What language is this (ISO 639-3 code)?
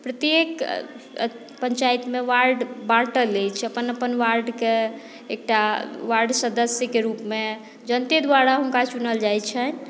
mai